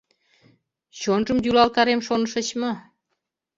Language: Mari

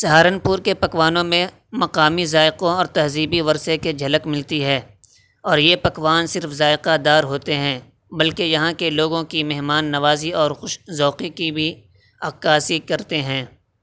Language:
Urdu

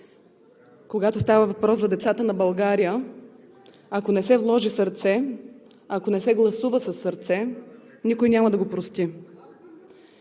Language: Bulgarian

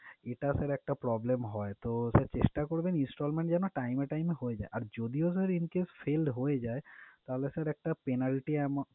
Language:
Bangla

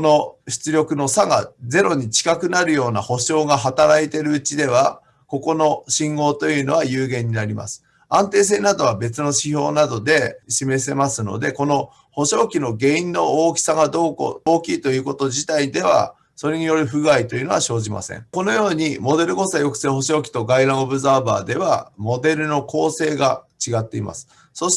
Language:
Japanese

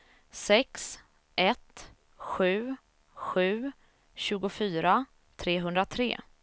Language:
Swedish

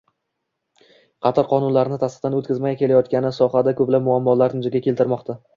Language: Uzbek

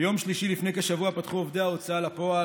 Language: Hebrew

